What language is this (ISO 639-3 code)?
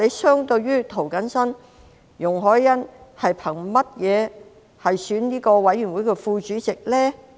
yue